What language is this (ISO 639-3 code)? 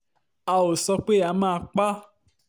yor